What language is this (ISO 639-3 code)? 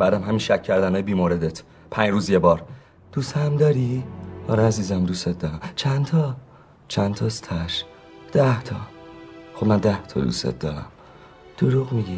fas